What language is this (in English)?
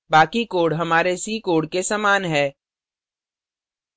Hindi